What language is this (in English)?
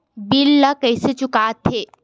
Chhattisgarhi